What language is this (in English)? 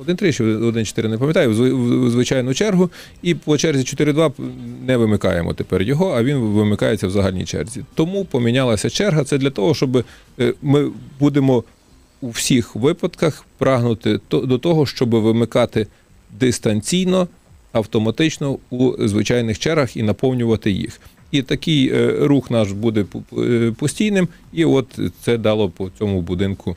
Ukrainian